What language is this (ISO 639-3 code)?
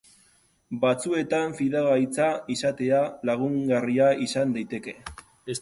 eus